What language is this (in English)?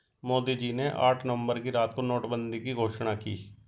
Hindi